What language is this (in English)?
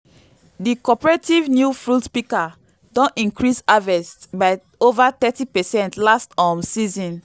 Nigerian Pidgin